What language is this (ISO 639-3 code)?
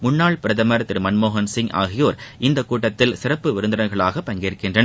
tam